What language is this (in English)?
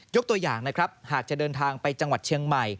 Thai